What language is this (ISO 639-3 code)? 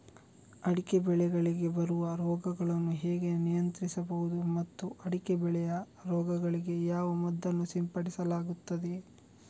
kan